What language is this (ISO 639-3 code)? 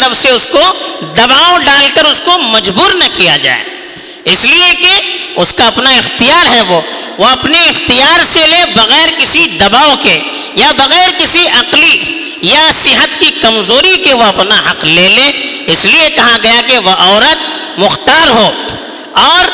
urd